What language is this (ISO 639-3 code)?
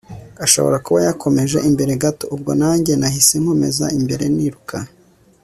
kin